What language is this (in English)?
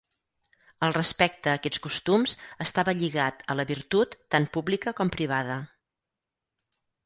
Catalan